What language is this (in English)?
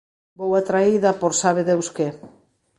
Galician